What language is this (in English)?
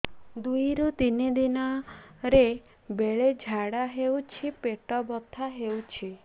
Odia